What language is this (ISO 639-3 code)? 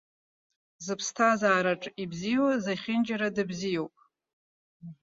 abk